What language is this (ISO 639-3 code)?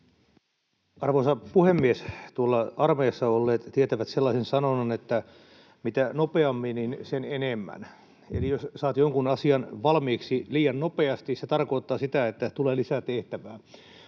fin